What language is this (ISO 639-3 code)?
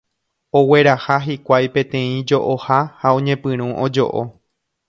grn